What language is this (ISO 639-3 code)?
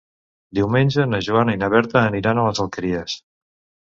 cat